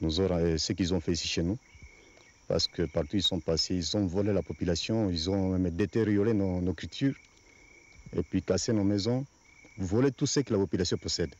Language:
French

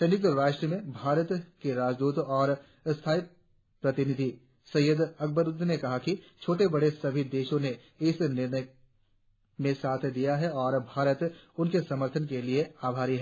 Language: Hindi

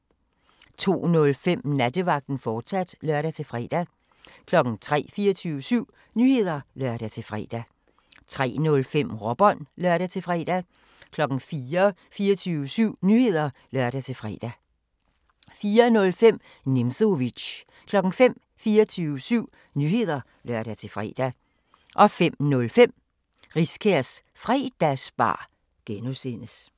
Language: Danish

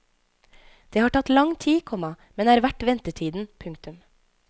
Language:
Norwegian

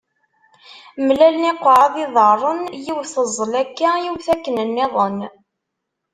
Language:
Kabyle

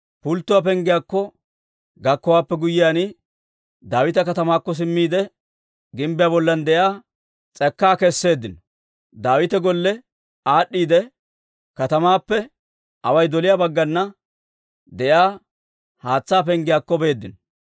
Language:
Dawro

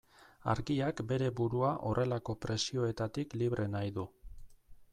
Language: Basque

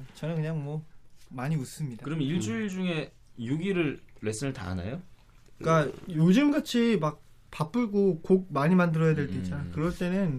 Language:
Korean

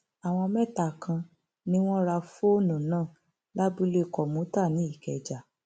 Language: Yoruba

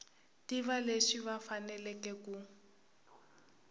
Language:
Tsonga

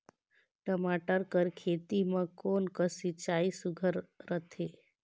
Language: Chhattisgarhi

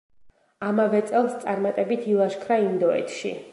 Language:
Georgian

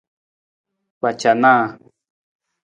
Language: Nawdm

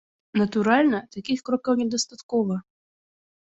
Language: Belarusian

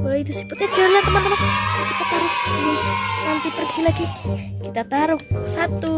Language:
Indonesian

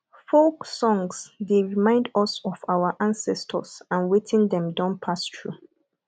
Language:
Nigerian Pidgin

